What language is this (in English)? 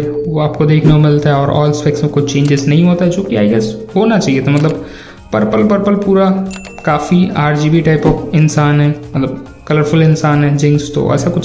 Hindi